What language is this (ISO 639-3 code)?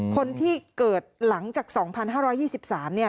tha